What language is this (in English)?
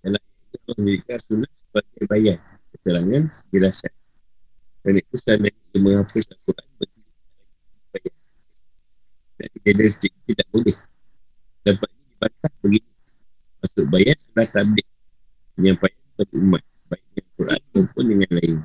Malay